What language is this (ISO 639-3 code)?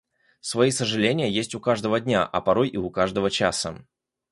rus